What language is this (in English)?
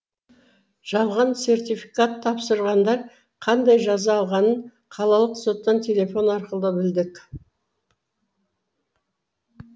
Kazakh